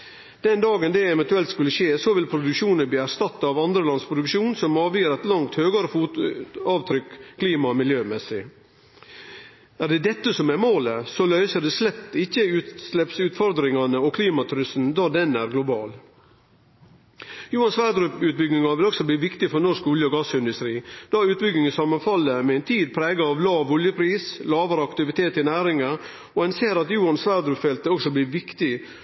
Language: Norwegian Nynorsk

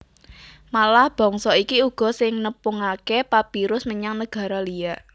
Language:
Javanese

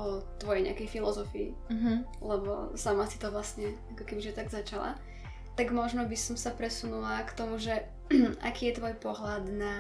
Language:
Slovak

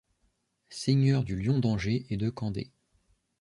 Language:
French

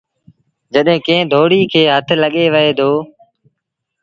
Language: Sindhi Bhil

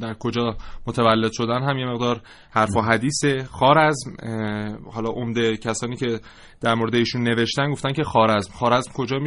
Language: Persian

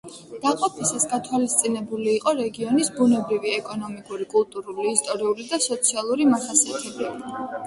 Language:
Georgian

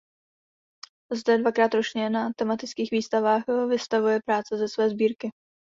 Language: Czech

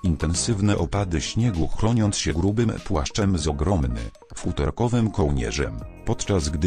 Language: Polish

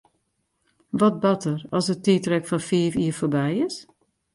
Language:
Western Frisian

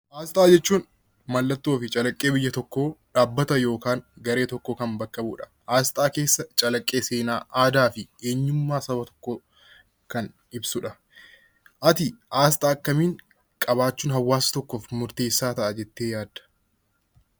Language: Oromo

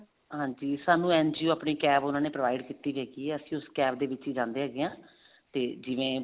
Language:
Punjabi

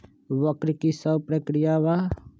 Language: Magahi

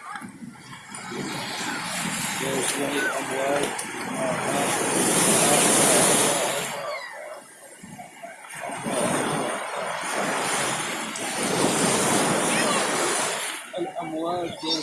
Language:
Arabic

